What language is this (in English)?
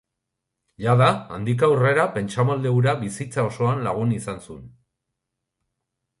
Basque